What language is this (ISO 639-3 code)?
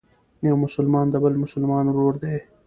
pus